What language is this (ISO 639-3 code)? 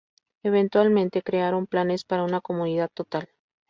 spa